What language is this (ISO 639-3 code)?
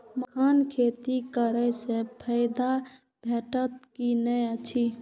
mai